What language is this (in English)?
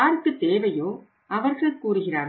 Tamil